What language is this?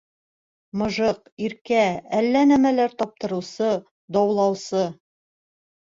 Bashkir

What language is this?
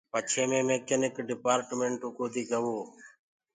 Gurgula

